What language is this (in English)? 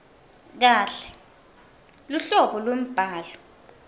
Swati